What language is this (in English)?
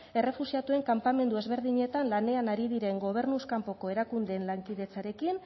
Basque